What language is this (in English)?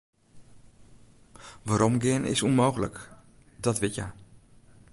Western Frisian